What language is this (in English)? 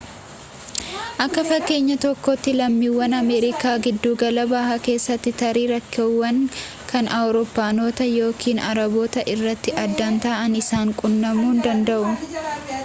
Oromo